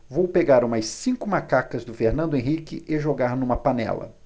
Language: Portuguese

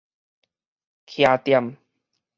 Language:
Min Nan Chinese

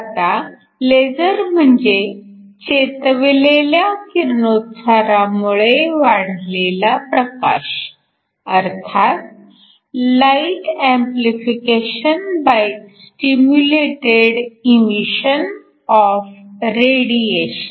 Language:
Marathi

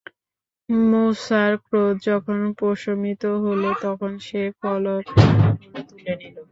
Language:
Bangla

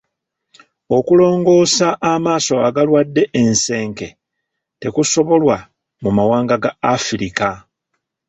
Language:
Ganda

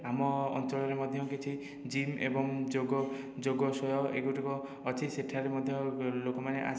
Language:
Odia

